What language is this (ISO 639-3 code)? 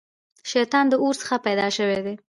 pus